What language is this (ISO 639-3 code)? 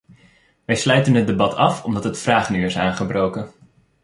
nld